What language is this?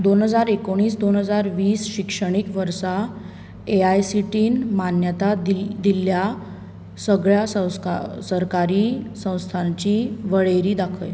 Konkani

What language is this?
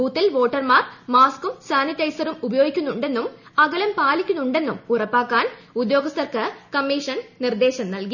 Malayalam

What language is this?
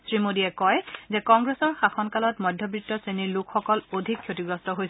Assamese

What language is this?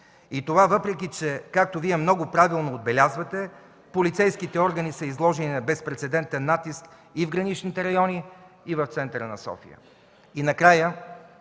Bulgarian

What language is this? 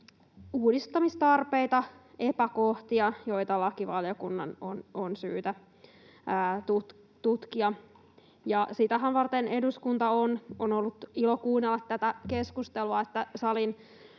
Finnish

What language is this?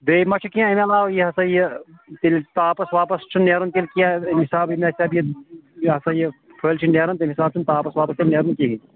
Kashmiri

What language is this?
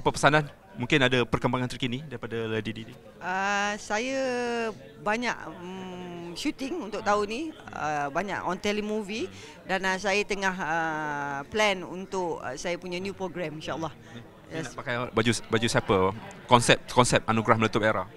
Malay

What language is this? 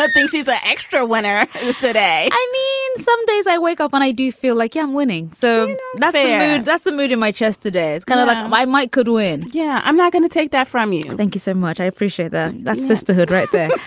English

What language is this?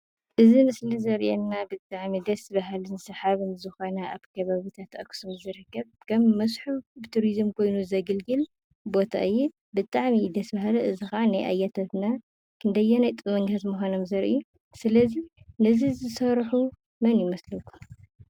Tigrinya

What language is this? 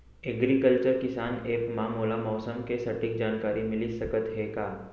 Chhattisgarhi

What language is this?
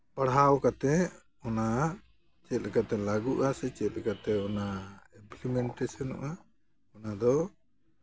Santali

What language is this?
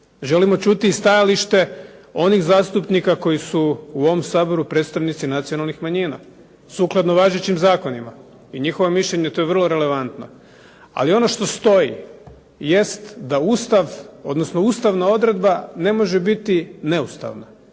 Croatian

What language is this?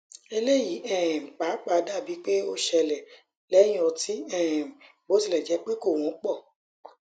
Yoruba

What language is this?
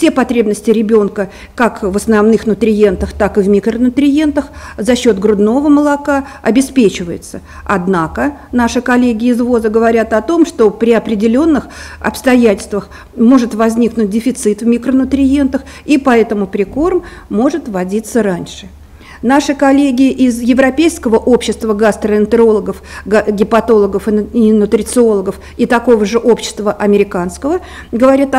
Russian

